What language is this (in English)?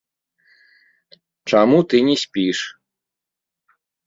Belarusian